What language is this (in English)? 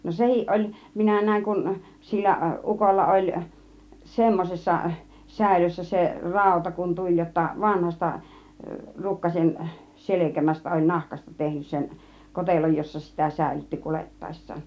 Finnish